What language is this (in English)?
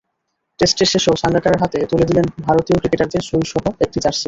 Bangla